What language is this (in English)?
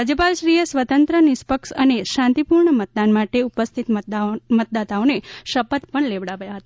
Gujarati